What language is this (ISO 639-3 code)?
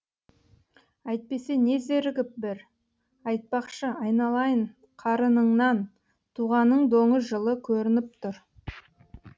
kaz